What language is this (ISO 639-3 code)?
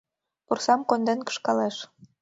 chm